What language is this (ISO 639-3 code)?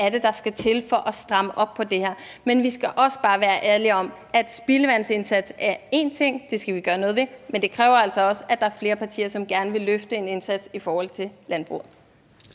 dan